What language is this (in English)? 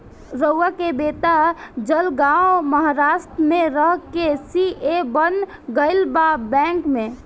Bhojpuri